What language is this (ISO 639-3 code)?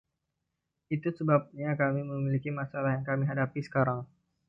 ind